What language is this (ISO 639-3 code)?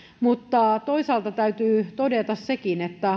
fin